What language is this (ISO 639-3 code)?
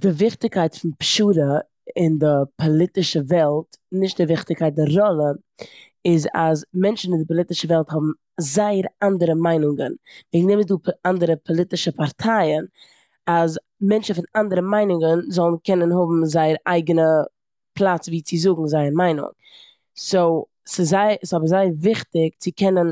yid